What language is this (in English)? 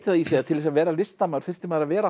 Icelandic